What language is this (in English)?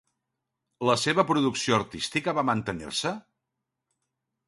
Catalan